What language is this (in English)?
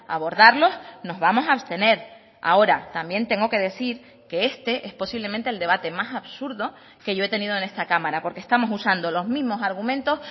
Spanish